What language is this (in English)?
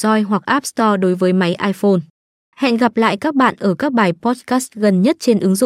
Vietnamese